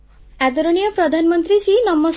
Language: Odia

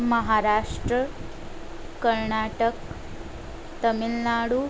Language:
Gujarati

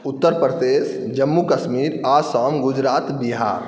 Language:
Maithili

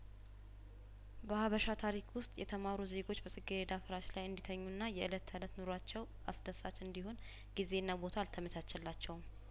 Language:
Amharic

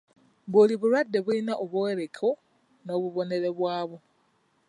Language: Ganda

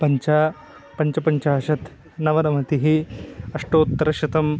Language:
Sanskrit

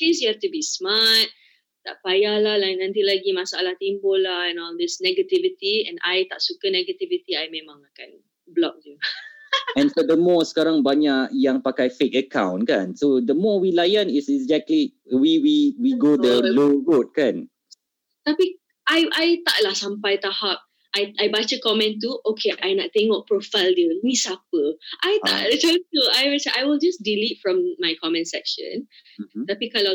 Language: Malay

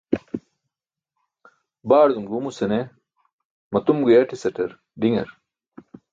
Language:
Burushaski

